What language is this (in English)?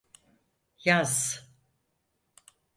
Turkish